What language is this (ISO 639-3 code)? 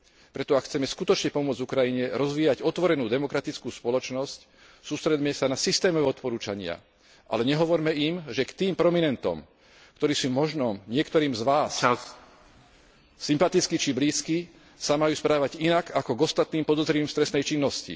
slk